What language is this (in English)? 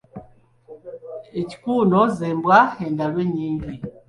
Ganda